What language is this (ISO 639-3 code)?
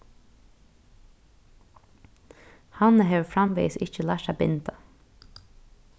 fao